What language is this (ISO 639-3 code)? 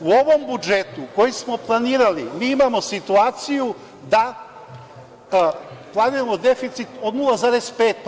srp